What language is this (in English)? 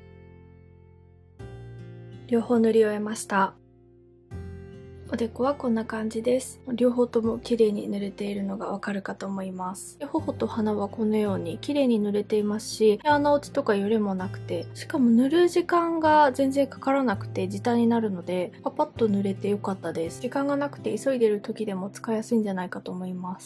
Japanese